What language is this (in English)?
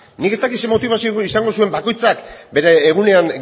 Basque